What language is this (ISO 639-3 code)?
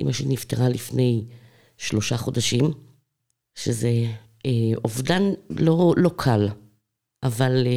heb